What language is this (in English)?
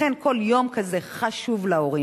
Hebrew